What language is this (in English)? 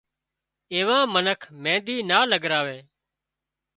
Wadiyara Koli